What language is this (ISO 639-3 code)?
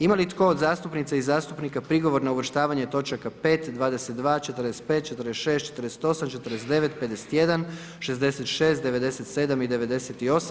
hrv